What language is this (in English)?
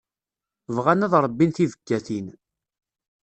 Kabyle